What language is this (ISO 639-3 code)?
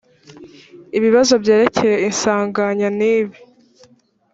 kin